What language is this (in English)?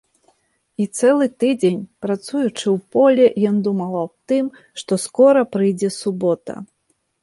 Belarusian